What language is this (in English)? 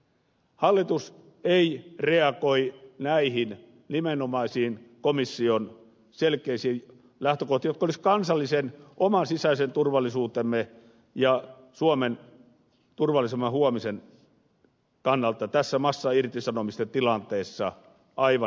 Finnish